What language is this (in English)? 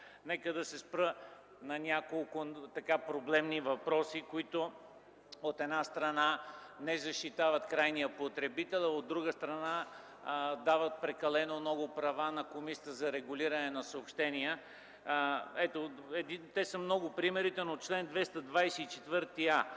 Bulgarian